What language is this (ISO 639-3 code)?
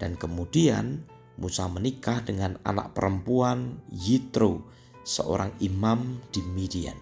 ind